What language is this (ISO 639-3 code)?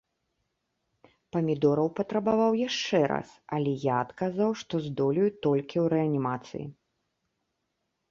bel